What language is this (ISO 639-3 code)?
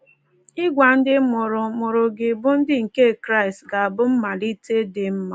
ibo